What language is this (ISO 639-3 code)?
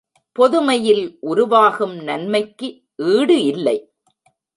tam